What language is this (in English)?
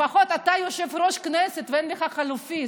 Hebrew